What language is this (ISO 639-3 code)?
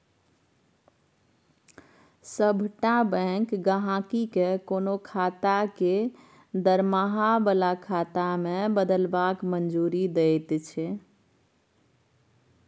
mai